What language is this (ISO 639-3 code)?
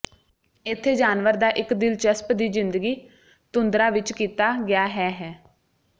pan